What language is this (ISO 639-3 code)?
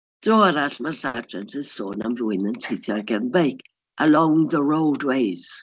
cym